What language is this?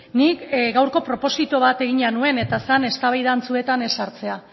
Basque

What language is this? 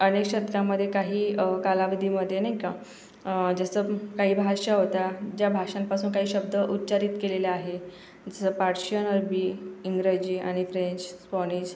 Marathi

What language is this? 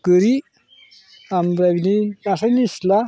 Bodo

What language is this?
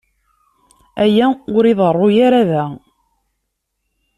Kabyle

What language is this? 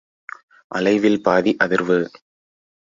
Tamil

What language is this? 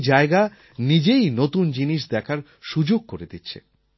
Bangla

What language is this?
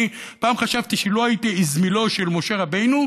Hebrew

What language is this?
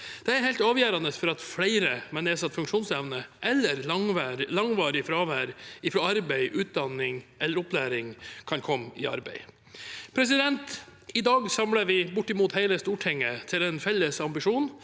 Norwegian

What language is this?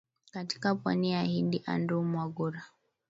Swahili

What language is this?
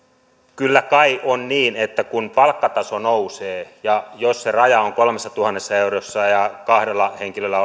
Finnish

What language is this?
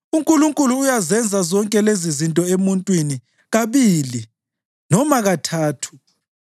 North Ndebele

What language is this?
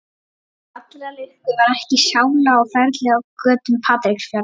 Icelandic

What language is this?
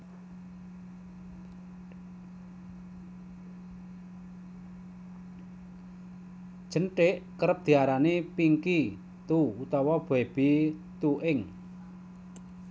Javanese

